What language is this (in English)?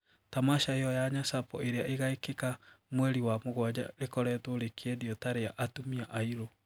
Kikuyu